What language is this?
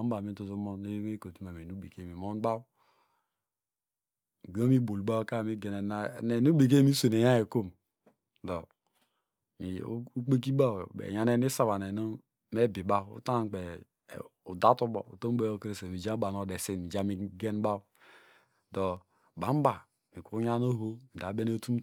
Degema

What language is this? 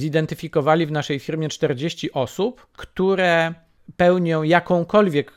Polish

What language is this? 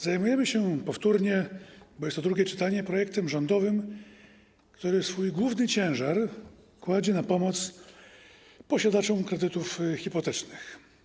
Polish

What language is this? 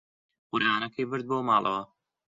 Central Kurdish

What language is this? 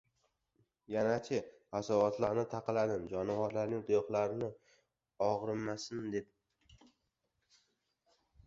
Uzbek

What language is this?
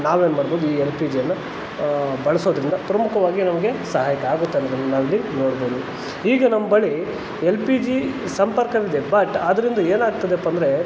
Kannada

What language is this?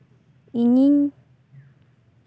Santali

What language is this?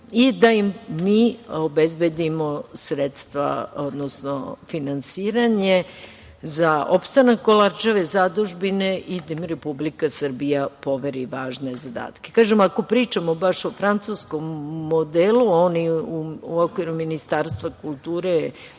Serbian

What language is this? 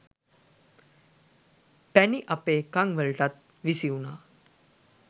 Sinhala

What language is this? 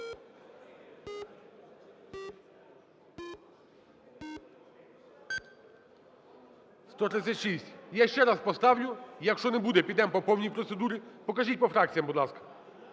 Ukrainian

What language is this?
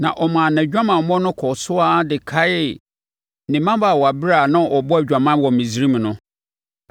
Akan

